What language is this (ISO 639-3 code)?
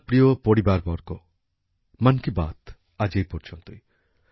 ben